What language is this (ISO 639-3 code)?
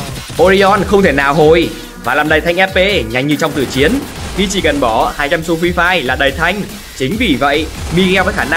vie